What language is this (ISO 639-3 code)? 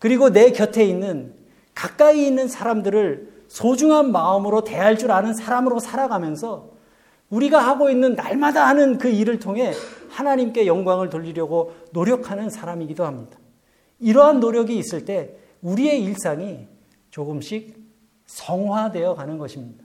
kor